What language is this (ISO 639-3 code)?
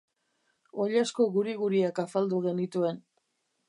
eus